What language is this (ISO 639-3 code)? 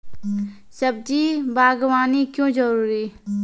mai